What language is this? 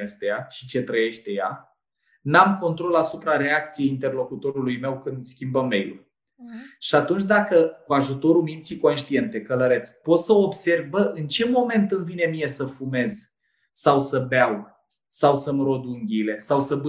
Romanian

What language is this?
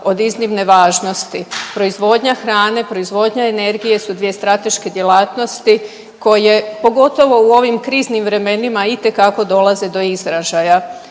Croatian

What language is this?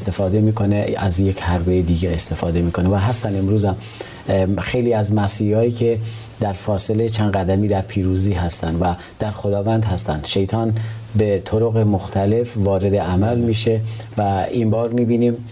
Persian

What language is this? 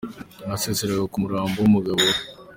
Kinyarwanda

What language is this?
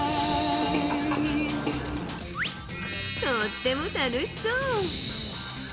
Japanese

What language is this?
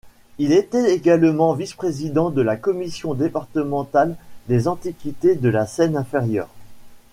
French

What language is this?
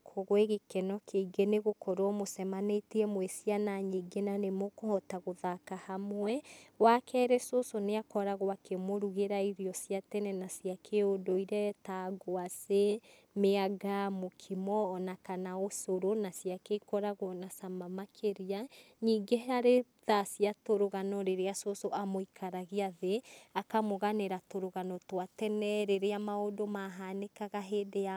Kikuyu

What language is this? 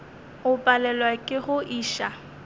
Northern Sotho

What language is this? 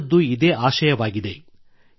Kannada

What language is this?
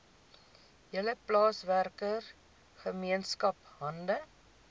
Afrikaans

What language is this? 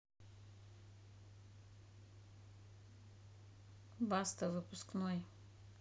Russian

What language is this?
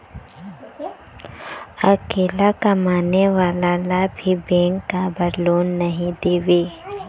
Chhattisgarhi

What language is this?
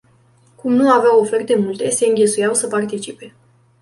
Romanian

